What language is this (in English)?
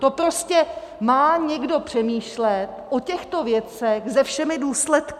Czech